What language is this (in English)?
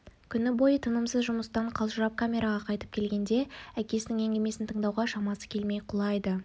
Kazakh